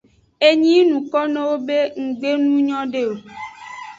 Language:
Aja (Benin)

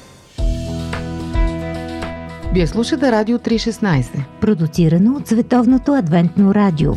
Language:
Bulgarian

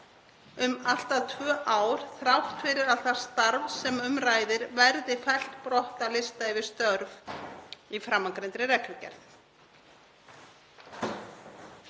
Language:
Icelandic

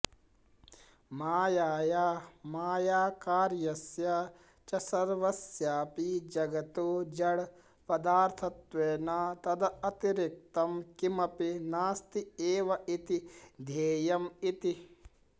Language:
Sanskrit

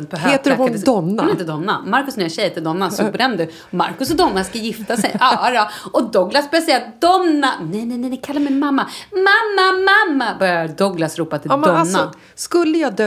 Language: Swedish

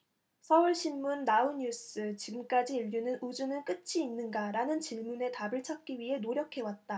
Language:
Korean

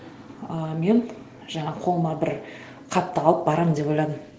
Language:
Kazakh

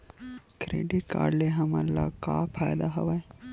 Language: Chhattisgarhi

